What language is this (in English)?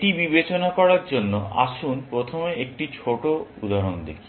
Bangla